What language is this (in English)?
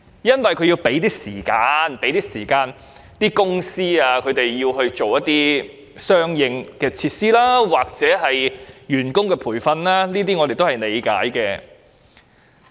Cantonese